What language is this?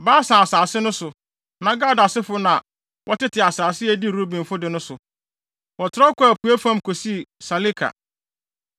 Akan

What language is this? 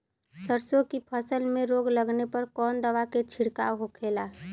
Bhojpuri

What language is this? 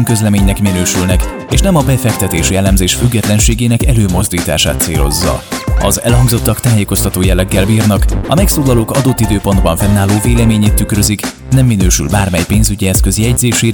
Hungarian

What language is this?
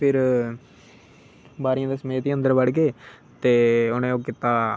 Dogri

